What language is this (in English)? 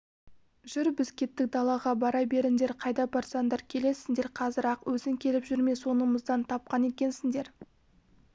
Kazakh